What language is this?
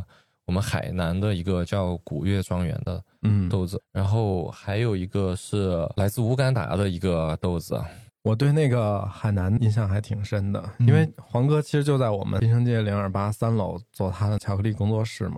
Chinese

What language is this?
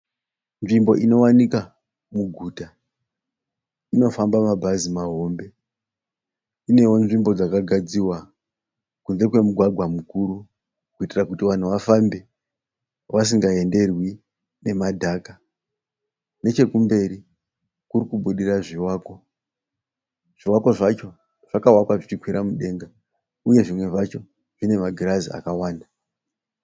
Shona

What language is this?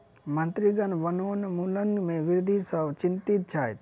Maithili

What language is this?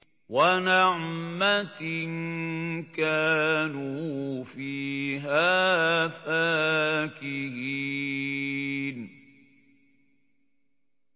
Arabic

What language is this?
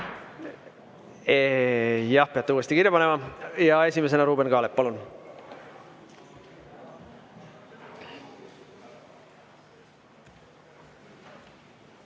Estonian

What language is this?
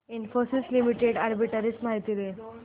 Marathi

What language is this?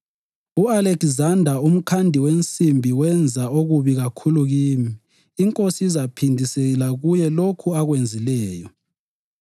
North Ndebele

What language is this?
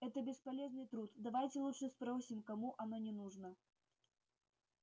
Russian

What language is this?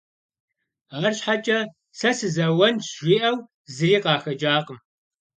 Kabardian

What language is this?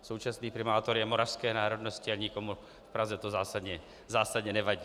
Czech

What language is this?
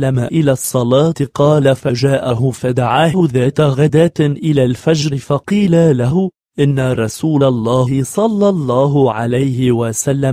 Arabic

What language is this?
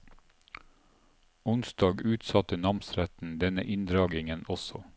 Norwegian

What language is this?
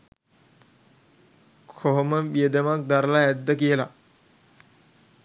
Sinhala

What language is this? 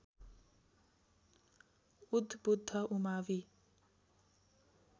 Nepali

